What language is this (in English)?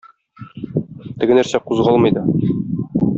Tatar